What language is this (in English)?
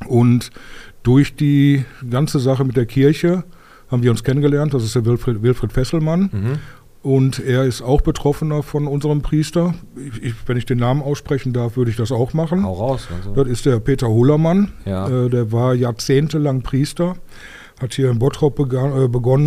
German